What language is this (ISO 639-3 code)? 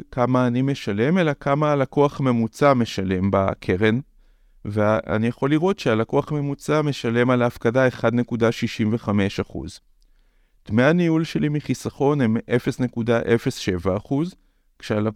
heb